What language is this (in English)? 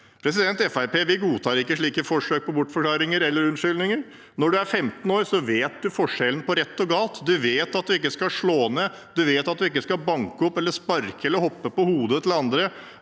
Norwegian